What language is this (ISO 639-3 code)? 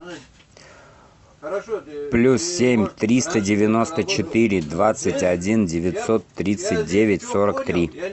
rus